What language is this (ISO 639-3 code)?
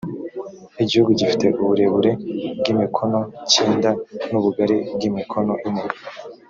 kin